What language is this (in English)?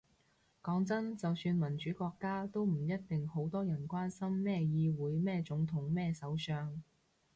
Cantonese